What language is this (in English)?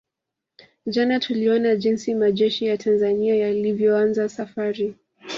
Swahili